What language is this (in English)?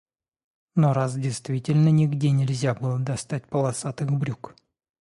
Russian